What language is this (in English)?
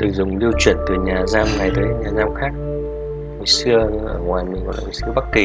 Vietnamese